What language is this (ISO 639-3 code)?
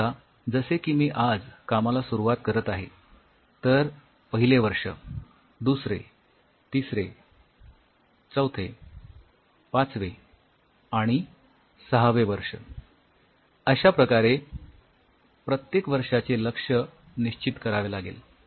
mar